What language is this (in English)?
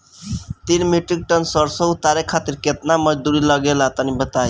Bhojpuri